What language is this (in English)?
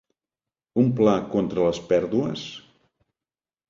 Catalan